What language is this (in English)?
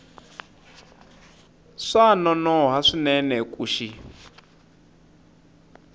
Tsonga